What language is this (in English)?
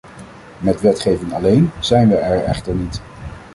Dutch